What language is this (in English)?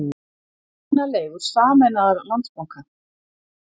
Icelandic